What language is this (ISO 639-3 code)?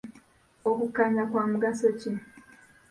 lug